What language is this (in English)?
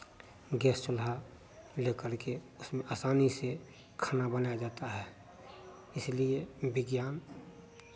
Hindi